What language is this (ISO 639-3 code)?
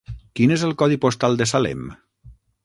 cat